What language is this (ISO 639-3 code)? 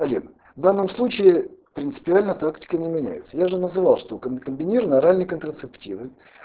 rus